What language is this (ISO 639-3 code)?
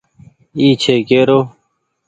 gig